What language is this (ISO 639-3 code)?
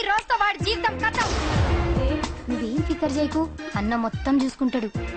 tel